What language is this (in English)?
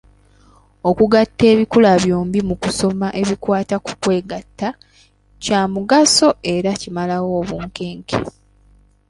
Ganda